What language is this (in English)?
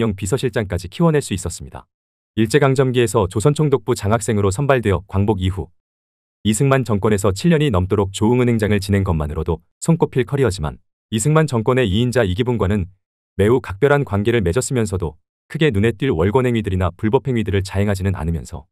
Korean